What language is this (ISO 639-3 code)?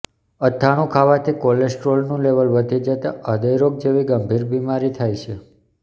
guj